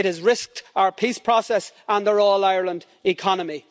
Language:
English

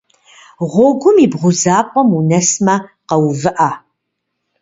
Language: Kabardian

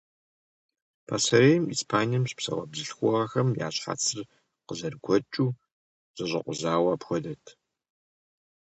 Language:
Kabardian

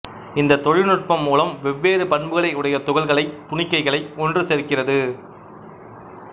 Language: Tamil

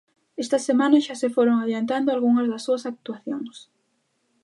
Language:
Galician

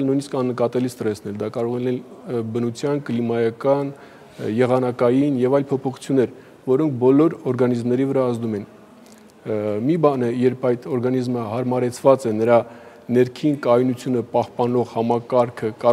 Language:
Romanian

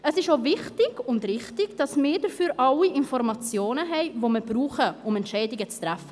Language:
Swiss German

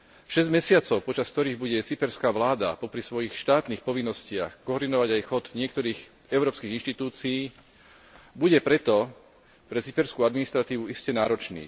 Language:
Slovak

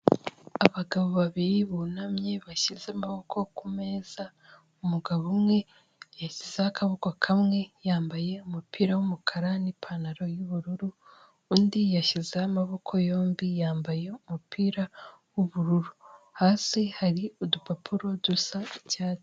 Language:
Kinyarwanda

